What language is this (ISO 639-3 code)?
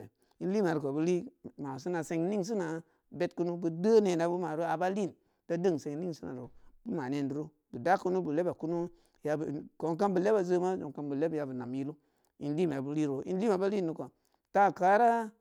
ndi